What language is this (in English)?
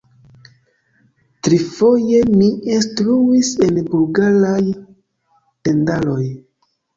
Esperanto